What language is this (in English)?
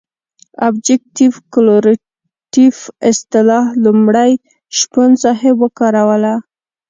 Pashto